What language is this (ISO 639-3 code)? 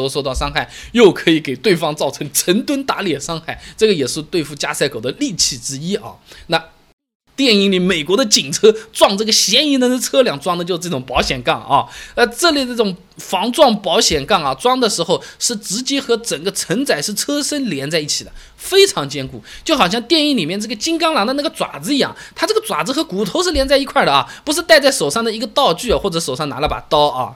zho